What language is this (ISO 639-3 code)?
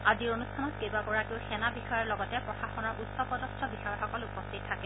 asm